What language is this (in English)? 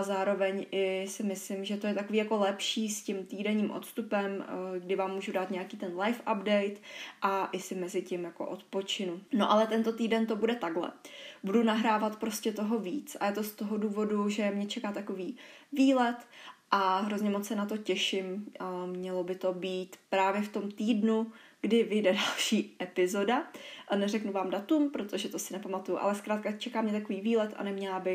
Czech